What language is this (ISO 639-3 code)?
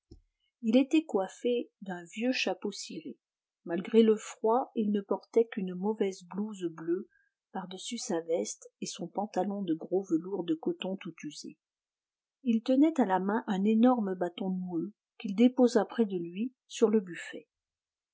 fra